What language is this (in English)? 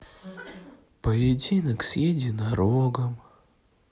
Russian